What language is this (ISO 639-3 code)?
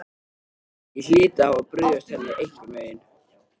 isl